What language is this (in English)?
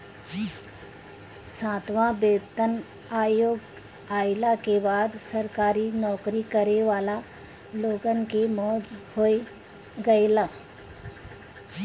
Bhojpuri